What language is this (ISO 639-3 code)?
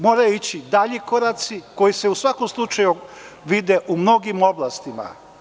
srp